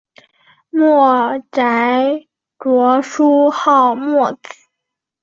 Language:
Chinese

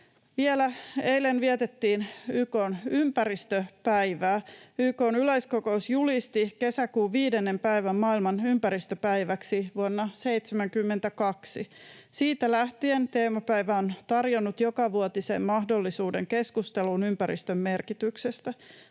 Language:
Finnish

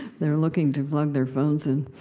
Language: English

